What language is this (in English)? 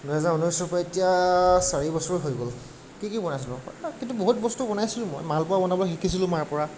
Assamese